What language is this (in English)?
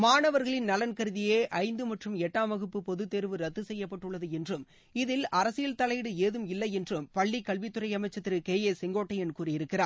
Tamil